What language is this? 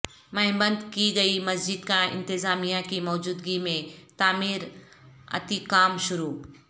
Urdu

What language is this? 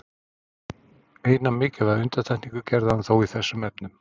Icelandic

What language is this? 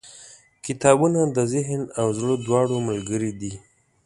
Pashto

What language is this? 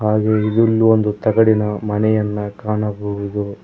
Kannada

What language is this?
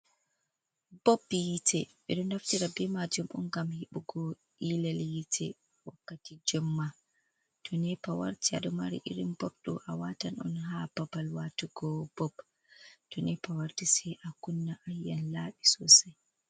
Fula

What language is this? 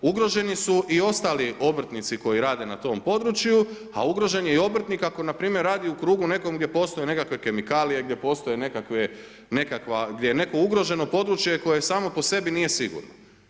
Croatian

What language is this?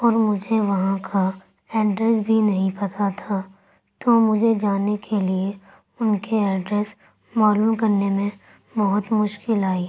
Urdu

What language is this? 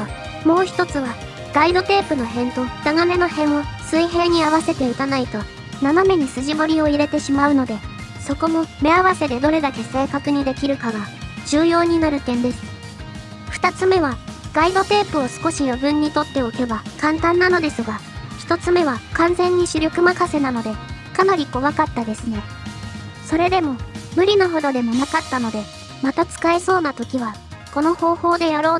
Japanese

